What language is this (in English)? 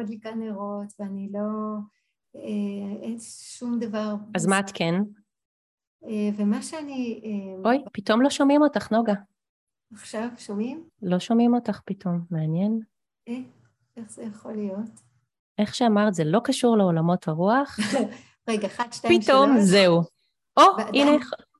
Hebrew